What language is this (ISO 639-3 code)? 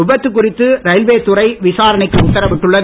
tam